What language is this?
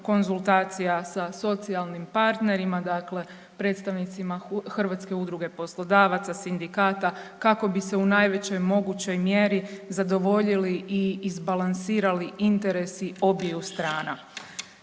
Croatian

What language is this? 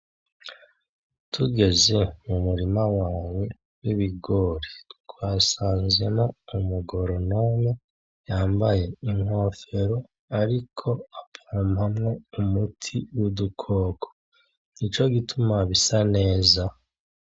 Rundi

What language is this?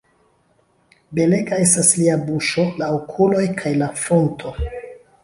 Esperanto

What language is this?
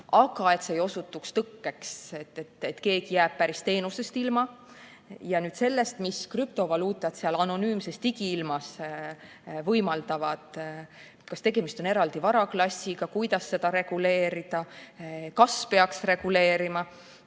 Estonian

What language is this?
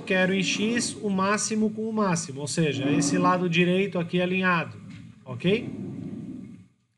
Portuguese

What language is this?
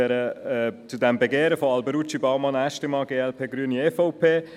Swiss German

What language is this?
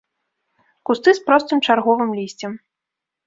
Belarusian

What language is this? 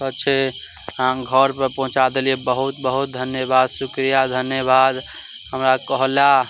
Maithili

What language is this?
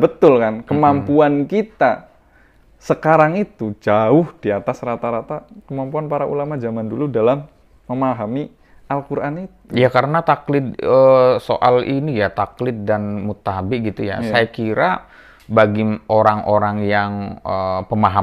Indonesian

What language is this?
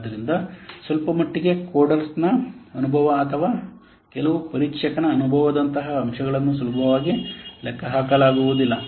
Kannada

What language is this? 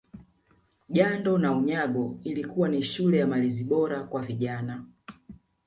Swahili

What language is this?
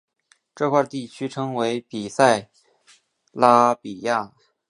Chinese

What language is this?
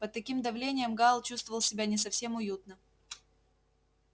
Russian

